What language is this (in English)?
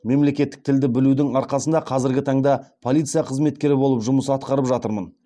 Kazakh